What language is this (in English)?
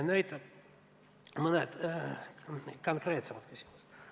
Estonian